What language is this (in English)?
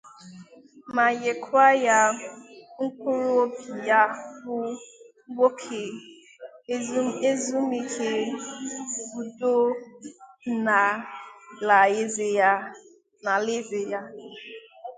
Igbo